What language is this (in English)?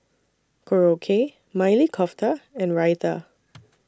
English